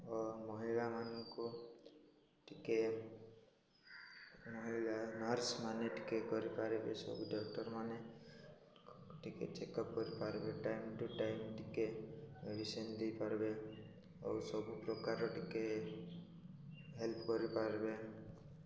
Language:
Odia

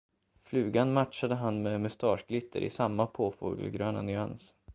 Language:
Swedish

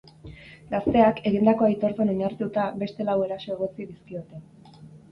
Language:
Basque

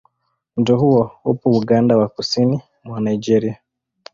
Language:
Swahili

